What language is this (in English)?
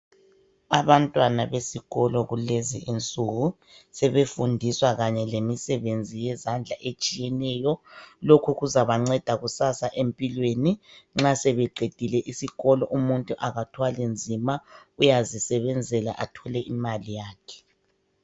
North Ndebele